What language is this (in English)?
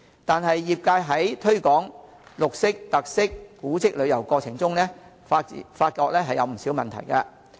Cantonese